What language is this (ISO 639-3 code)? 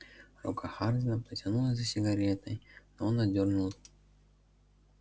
rus